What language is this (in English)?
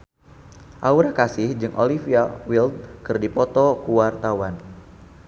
Sundanese